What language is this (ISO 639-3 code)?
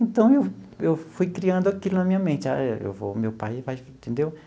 por